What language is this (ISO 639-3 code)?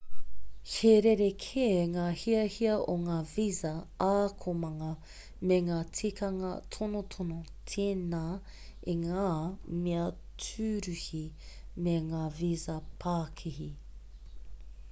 mri